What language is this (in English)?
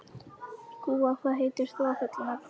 Icelandic